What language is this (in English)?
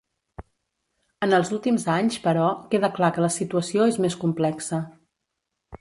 Catalan